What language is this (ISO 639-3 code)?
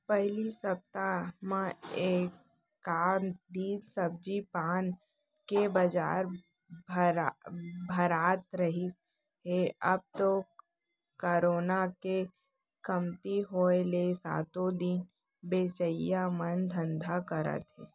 hne